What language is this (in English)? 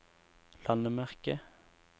Norwegian